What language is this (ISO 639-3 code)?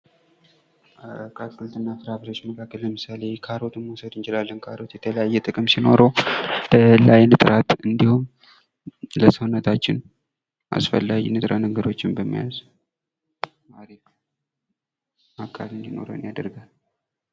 amh